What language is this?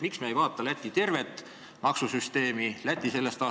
Estonian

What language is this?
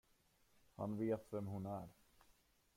Swedish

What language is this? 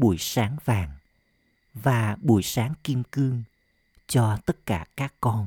Vietnamese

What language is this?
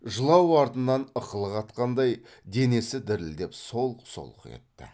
Kazakh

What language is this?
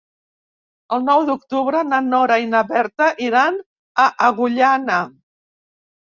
Catalan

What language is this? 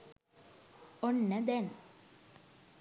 Sinhala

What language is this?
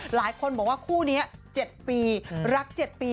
Thai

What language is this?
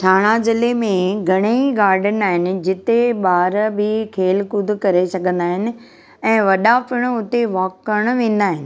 Sindhi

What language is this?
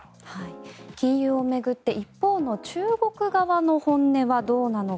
Japanese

